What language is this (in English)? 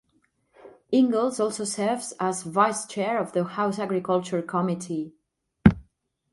English